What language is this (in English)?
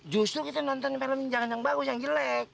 Indonesian